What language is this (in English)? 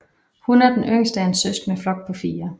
Danish